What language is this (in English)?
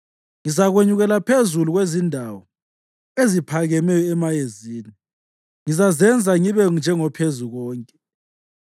North Ndebele